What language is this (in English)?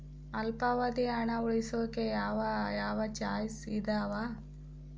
Kannada